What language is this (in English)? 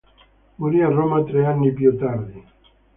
Italian